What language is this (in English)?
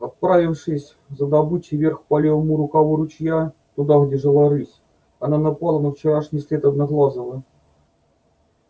Russian